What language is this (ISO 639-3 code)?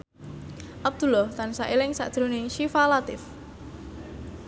jav